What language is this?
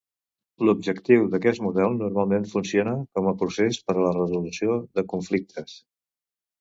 Catalan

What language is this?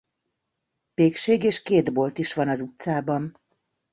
Hungarian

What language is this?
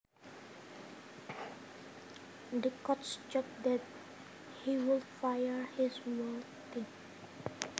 Javanese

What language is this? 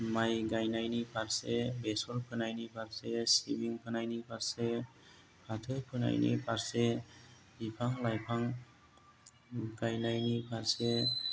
Bodo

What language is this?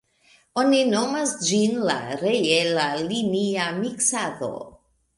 Esperanto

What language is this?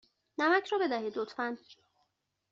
Persian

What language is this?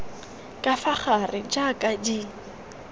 Tswana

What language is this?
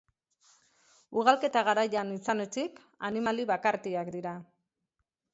Basque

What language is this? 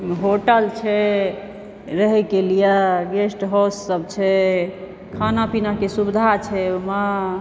Maithili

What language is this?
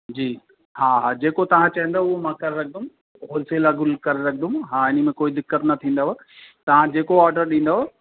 Sindhi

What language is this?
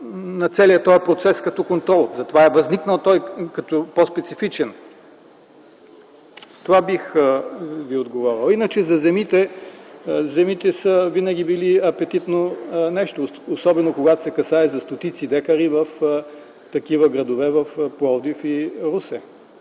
Bulgarian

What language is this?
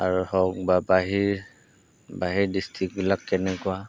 Assamese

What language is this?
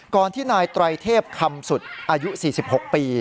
Thai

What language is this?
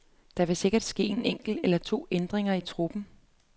Danish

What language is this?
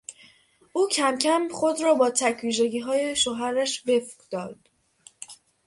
Persian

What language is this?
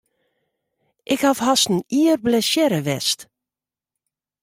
Western Frisian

